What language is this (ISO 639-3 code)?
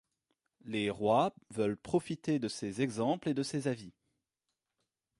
fra